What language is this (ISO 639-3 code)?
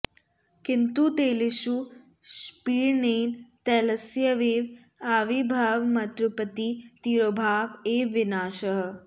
san